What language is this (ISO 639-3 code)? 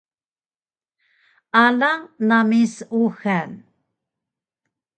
trv